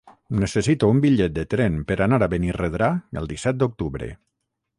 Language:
Catalan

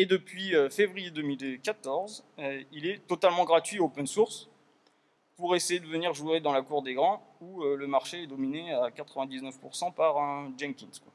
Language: French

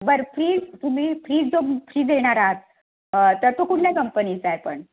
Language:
Marathi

